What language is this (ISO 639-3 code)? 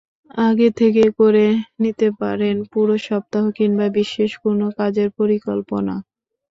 ben